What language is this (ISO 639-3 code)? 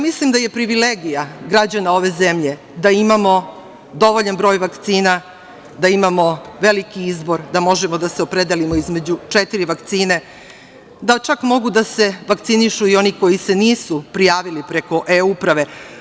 srp